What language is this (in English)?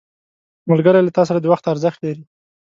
Pashto